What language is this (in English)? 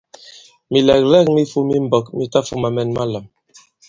Bankon